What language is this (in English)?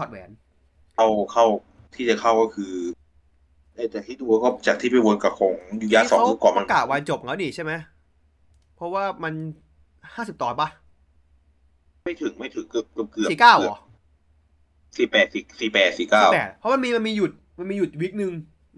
Thai